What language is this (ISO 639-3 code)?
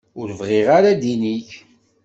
kab